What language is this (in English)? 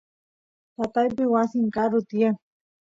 Santiago del Estero Quichua